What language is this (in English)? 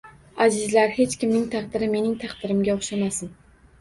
Uzbek